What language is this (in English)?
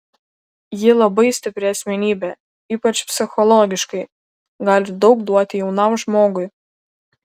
Lithuanian